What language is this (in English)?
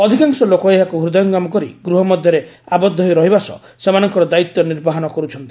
Odia